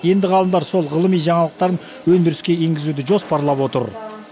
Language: Kazakh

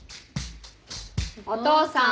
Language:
Japanese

